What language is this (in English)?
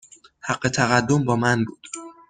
Persian